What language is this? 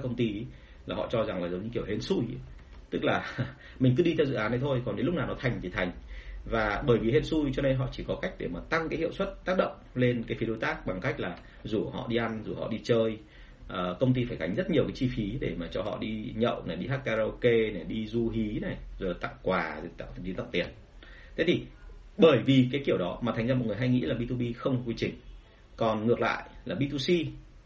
Vietnamese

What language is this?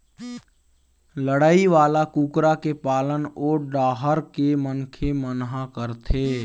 Chhattisgarhi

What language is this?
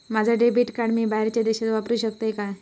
Marathi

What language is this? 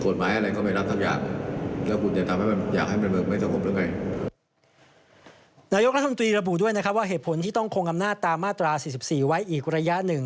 Thai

